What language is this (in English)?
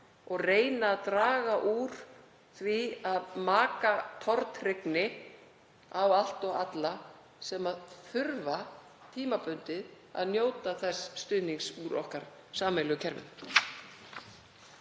Icelandic